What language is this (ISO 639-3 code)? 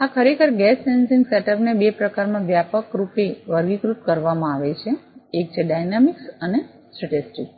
guj